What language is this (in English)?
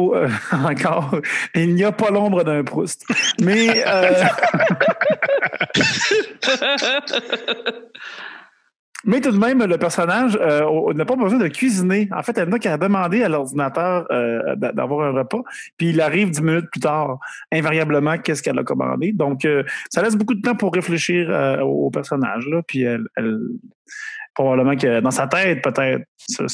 French